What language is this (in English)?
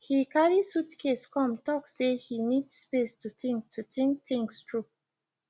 Nigerian Pidgin